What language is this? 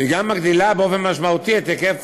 Hebrew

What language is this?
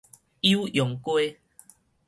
Min Nan Chinese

